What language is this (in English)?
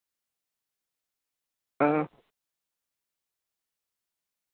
Dogri